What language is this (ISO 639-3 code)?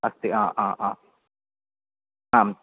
san